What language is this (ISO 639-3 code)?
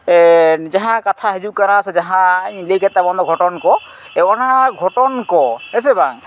sat